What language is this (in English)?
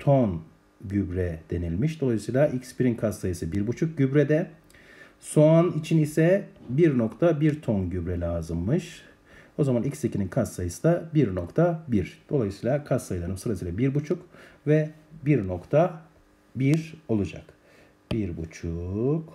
Turkish